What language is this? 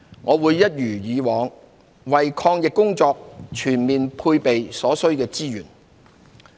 Cantonese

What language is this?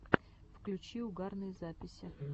Russian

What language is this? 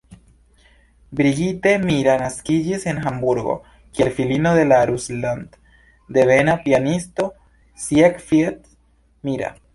Esperanto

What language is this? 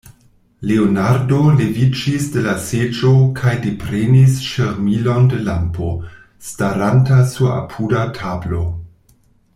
Esperanto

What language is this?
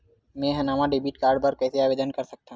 Chhattisgarhi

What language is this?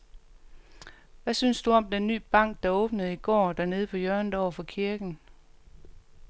Danish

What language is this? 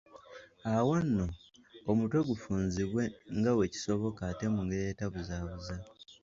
Ganda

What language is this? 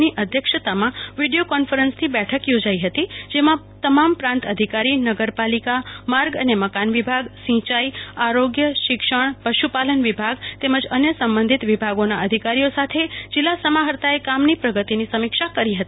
Gujarati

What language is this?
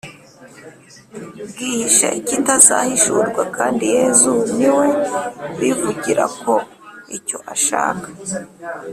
Kinyarwanda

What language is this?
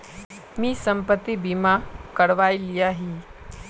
Magahi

